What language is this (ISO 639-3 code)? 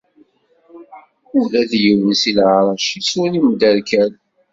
kab